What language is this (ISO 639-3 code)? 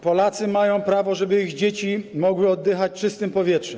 pol